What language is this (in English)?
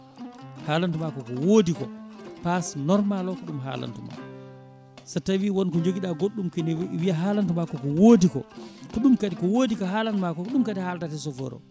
Fula